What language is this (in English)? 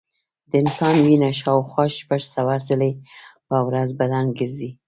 Pashto